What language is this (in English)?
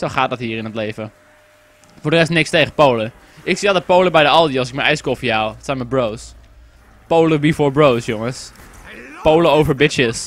Dutch